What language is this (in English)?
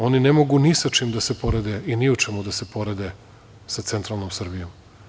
Serbian